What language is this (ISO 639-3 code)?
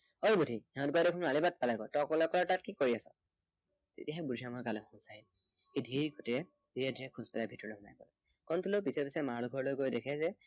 asm